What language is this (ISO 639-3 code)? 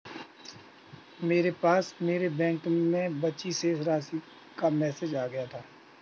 hin